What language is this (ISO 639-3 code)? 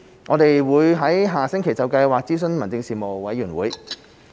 yue